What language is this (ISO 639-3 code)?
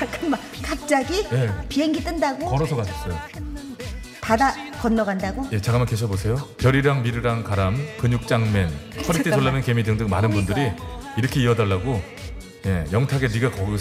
kor